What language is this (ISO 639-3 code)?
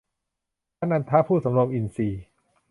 tha